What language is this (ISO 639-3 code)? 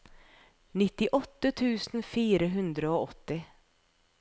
nor